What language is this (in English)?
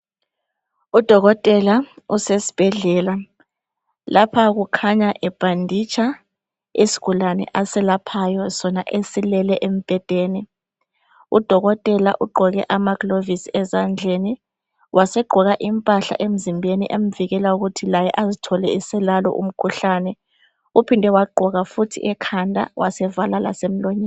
North Ndebele